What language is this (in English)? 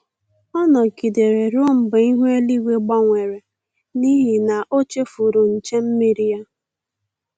Igbo